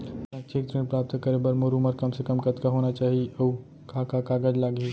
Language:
Chhattisgarhi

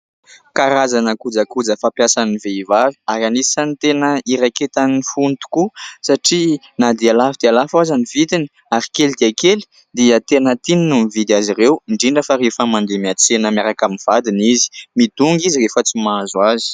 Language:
Malagasy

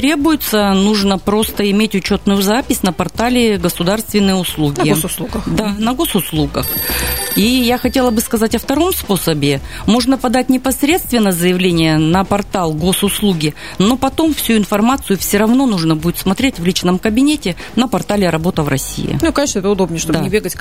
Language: Russian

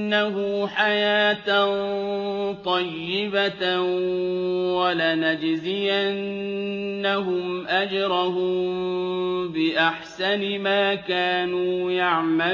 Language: Arabic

